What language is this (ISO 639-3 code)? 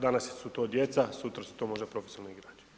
hrv